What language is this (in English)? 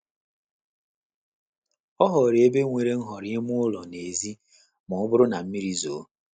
Igbo